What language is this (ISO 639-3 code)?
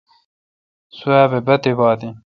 xka